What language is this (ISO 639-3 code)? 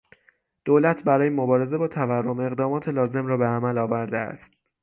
fas